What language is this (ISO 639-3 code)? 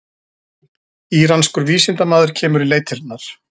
isl